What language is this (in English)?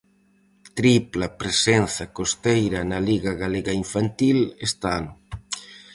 Galician